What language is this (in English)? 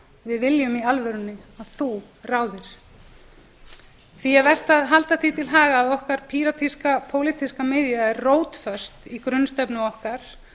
Icelandic